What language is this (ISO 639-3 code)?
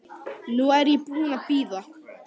isl